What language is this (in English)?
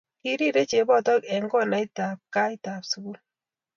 Kalenjin